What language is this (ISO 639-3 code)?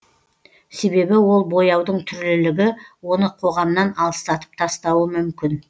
kaz